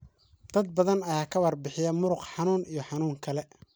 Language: Somali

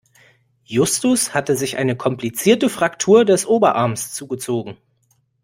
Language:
German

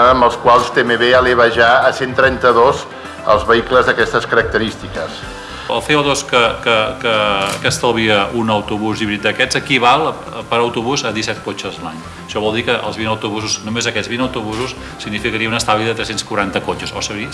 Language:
Catalan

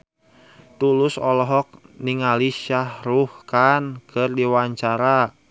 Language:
Sundanese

